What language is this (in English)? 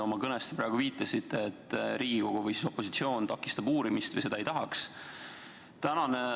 Estonian